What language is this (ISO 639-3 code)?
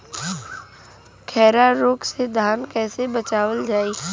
bho